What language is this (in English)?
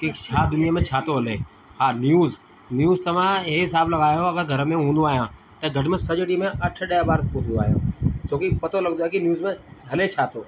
Sindhi